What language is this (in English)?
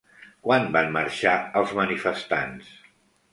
Catalan